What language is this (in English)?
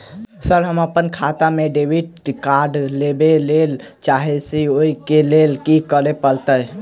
Maithili